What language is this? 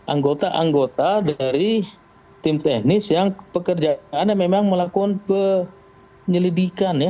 Indonesian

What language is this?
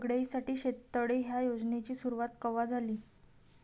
Marathi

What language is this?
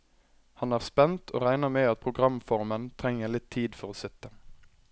Norwegian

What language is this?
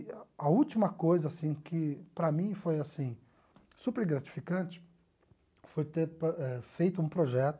Portuguese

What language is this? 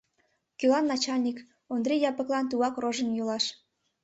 Mari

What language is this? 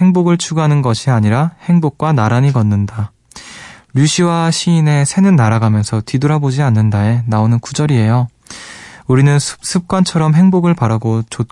Korean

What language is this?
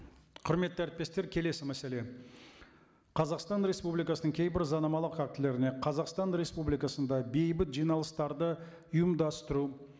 Kazakh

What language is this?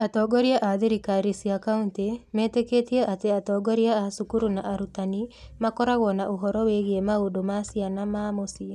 Kikuyu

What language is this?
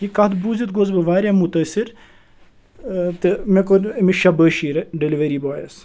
Kashmiri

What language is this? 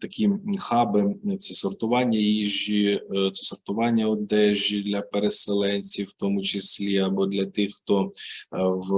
Ukrainian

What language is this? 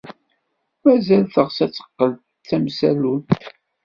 Kabyle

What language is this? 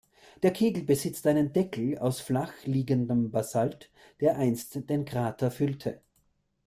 German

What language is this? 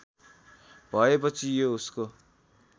Nepali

